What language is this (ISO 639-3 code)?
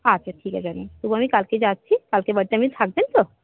ben